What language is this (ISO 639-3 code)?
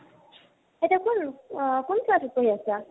asm